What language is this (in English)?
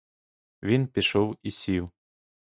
Ukrainian